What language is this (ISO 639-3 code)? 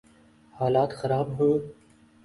urd